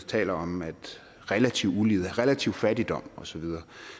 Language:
Danish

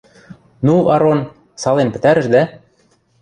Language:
Western Mari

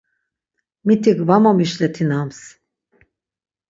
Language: Laz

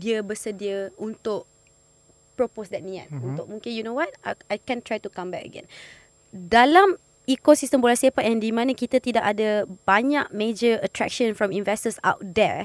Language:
Malay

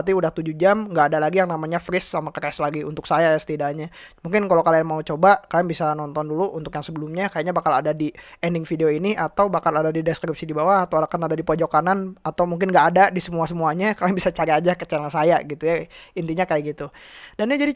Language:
Indonesian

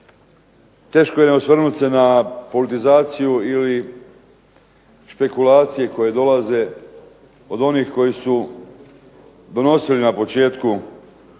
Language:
Croatian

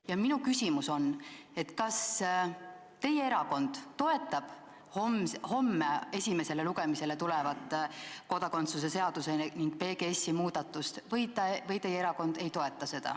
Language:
Estonian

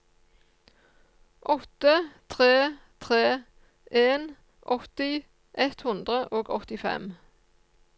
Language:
Norwegian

